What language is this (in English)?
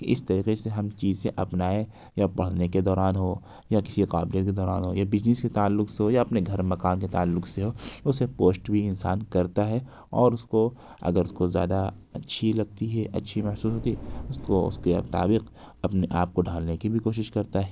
Urdu